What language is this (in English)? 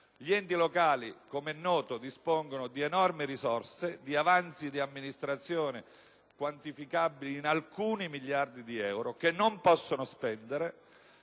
Italian